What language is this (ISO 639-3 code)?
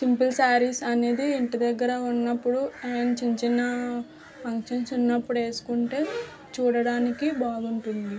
tel